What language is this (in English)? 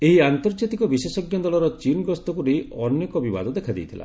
Odia